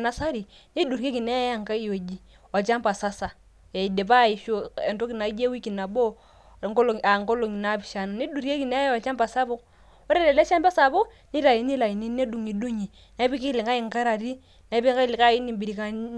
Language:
Masai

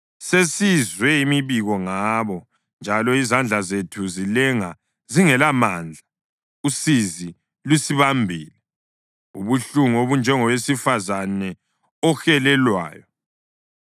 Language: North Ndebele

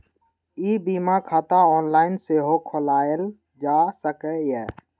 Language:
Maithili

